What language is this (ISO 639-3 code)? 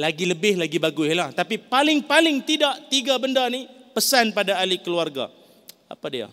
msa